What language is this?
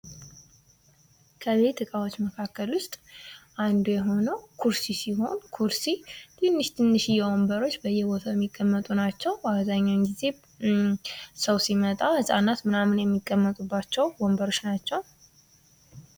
Amharic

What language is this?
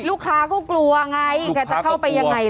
Thai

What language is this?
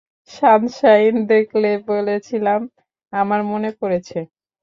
Bangla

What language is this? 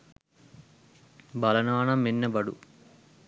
Sinhala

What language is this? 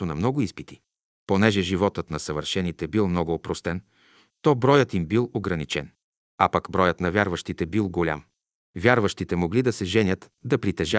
Bulgarian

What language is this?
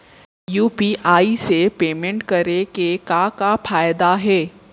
Chhattisgarhi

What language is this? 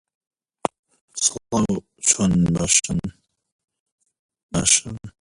Central Kurdish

